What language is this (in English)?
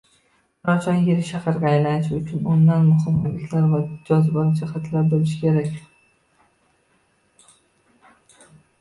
Uzbek